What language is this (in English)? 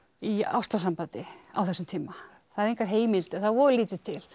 Icelandic